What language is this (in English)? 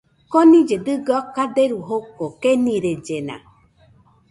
Nüpode Huitoto